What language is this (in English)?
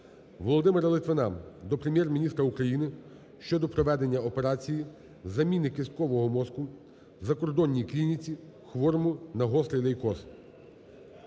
Ukrainian